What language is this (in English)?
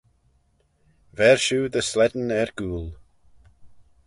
Manx